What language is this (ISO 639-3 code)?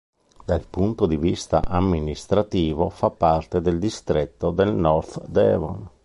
ita